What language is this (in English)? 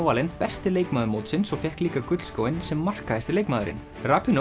Icelandic